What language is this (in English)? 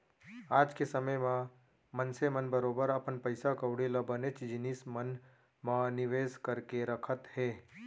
Chhattisgarhi